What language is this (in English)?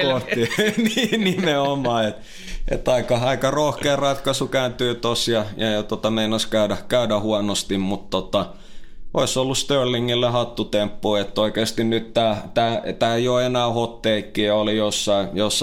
Finnish